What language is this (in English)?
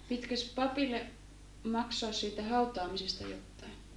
Finnish